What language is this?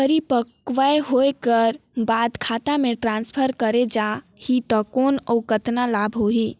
Chhattisgarhi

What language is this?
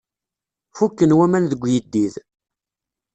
Kabyle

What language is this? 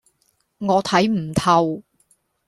Cantonese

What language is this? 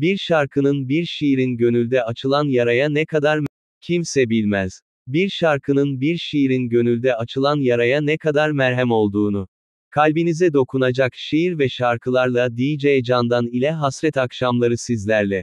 Turkish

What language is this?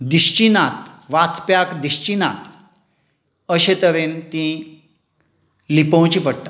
Konkani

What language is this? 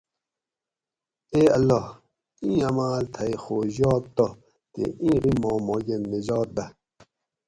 Gawri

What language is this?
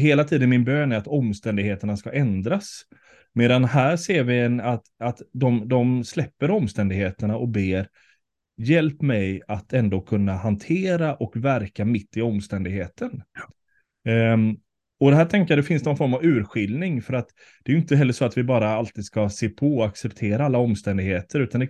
Swedish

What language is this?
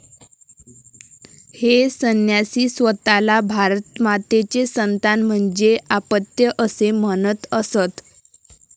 Marathi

